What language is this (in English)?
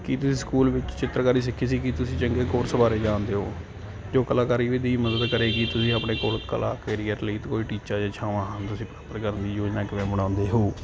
Punjabi